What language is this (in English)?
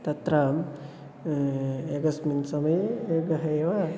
Sanskrit